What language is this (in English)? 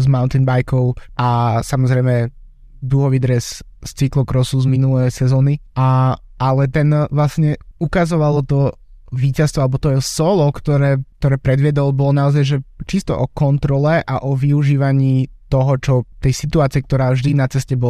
Slovak